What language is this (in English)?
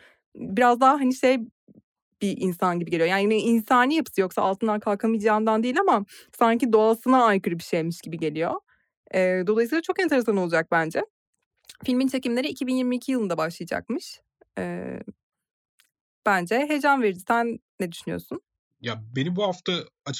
Turkish